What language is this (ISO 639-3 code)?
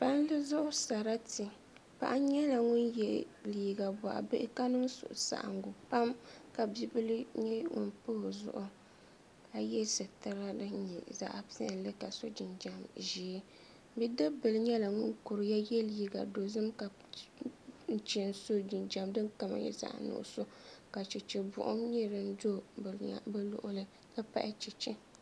dag